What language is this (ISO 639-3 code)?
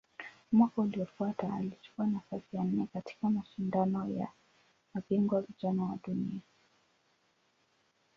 swa